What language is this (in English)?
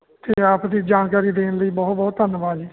Punjabi